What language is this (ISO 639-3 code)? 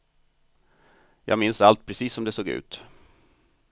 swe